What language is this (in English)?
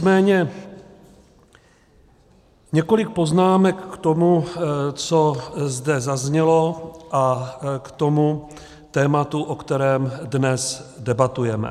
Czech